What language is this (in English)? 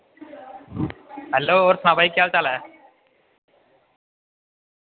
Dogri